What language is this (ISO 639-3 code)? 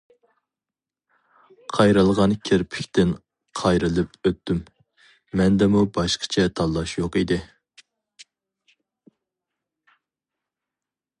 uig